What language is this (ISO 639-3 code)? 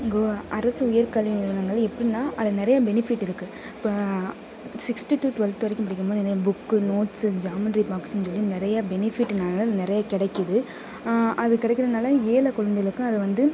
tam